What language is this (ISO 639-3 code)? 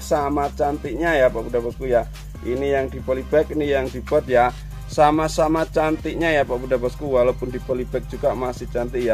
ind